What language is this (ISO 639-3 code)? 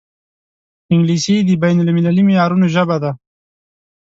pus